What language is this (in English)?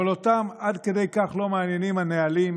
Hebrew